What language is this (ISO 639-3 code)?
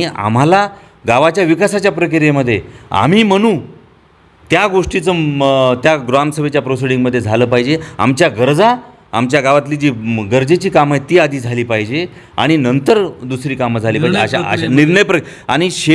mar